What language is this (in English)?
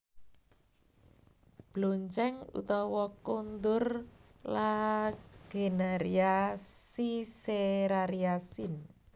Javanese